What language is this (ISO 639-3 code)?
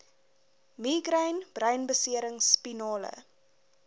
afr